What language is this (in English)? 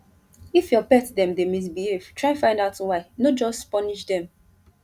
Nigerian Pidgin